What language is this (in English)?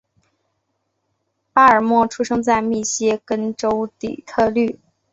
Chinese